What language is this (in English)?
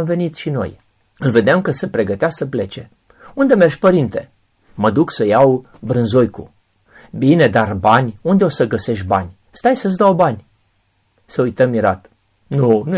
Romanian